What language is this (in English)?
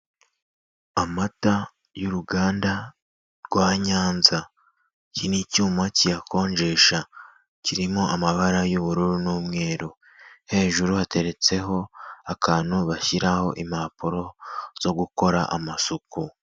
Kinyarwanda